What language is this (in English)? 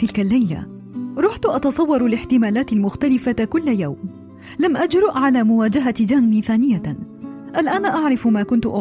Arabic